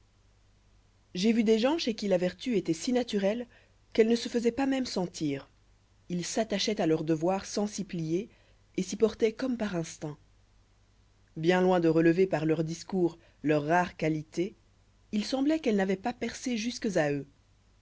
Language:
French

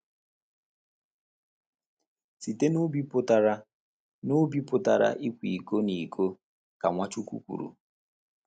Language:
Igbo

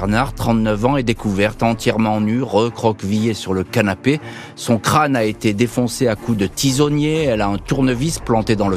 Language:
French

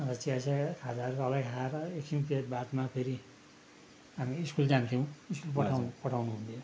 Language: Nepali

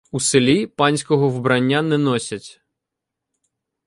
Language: Ukrainian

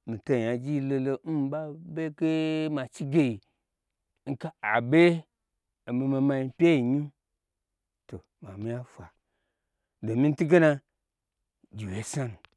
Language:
Gbagyi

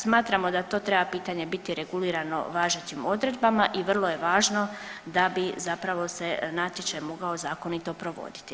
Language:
Croatian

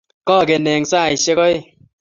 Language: Kalenjin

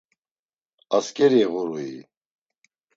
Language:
Laz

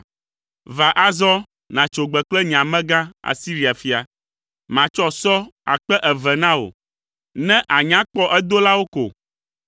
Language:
Ewe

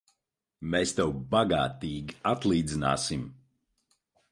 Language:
Latvian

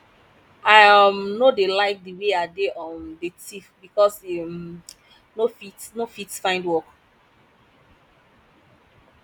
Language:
Nigerian Pidgin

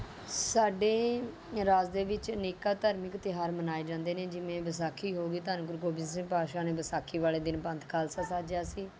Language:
Punjabi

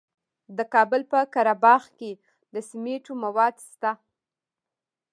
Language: Pashto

